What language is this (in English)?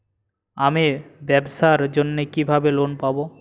Bangla